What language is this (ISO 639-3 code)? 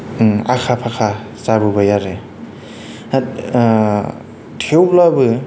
brx